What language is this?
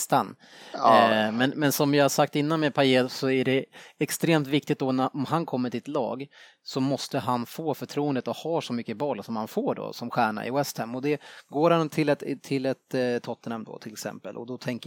Swedish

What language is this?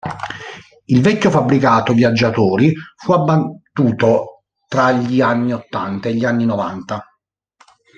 Italian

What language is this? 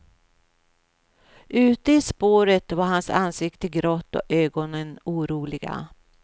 Swedish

